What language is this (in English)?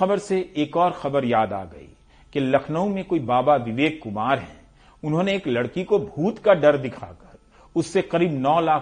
Hindi